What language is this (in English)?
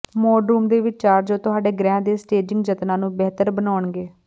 Punjabi